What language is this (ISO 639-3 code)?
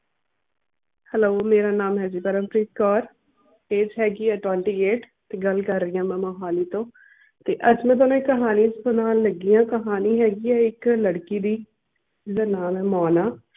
pan